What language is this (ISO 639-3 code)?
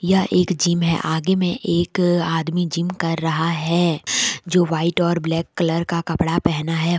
hin